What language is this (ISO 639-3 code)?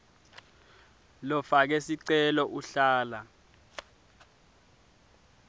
ssw